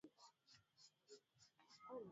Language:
Swahili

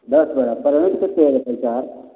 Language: Maithili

